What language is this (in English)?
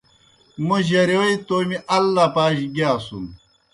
Kohistani Shina